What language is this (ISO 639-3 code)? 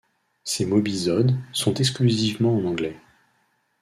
fra